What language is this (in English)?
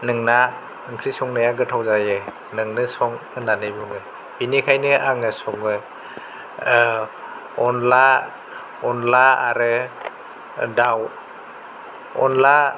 Bodo